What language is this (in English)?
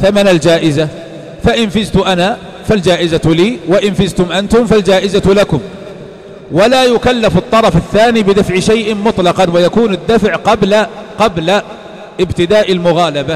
Arabic